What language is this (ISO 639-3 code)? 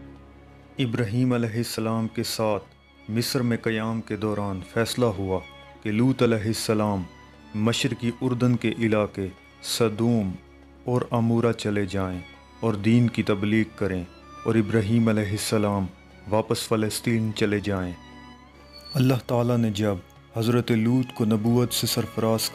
hin